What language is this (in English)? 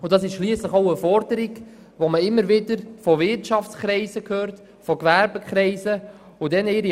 Swiss German